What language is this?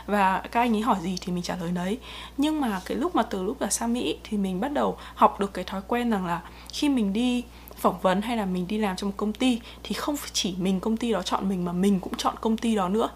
Vietnamese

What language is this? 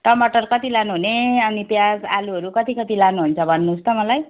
Nepali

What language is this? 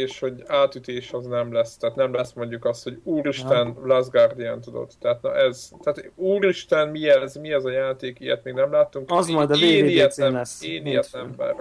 Hungarian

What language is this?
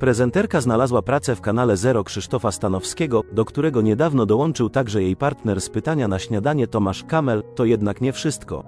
Polish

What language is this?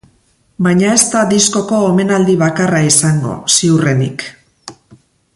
Basque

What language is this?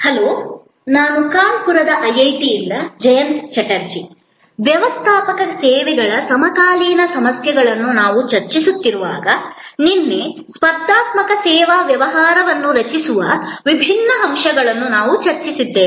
Kannada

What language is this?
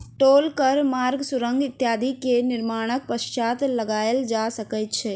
Maithili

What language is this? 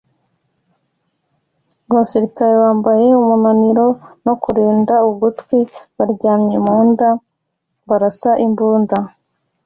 Kinyarwanda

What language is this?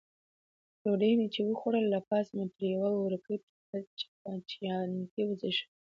Pashto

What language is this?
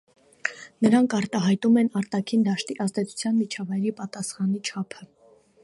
Armenian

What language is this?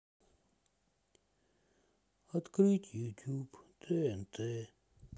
Russian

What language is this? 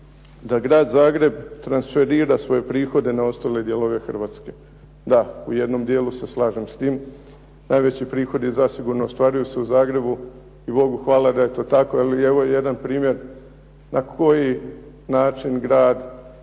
Croatian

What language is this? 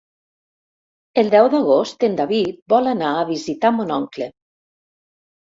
Catalan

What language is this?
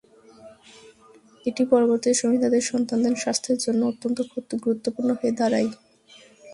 Bangla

